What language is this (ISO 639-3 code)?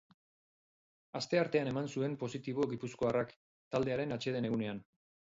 eus